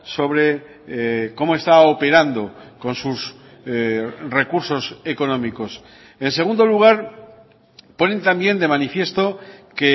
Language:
Spanish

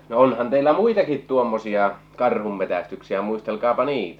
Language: Finnish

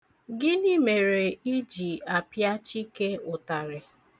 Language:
Igbo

